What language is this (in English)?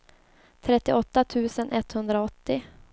Swedish